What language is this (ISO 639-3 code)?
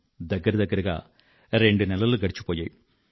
tel